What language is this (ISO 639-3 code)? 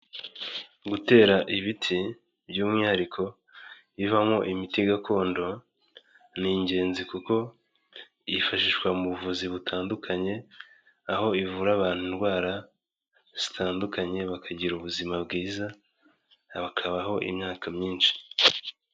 kin